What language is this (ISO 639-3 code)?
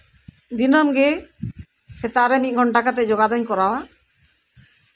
sat